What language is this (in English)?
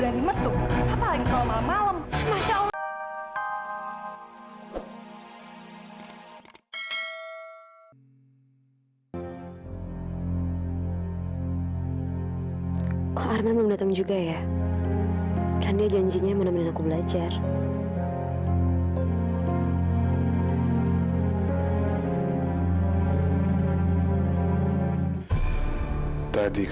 Indonesian